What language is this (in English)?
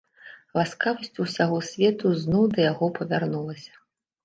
Belarusian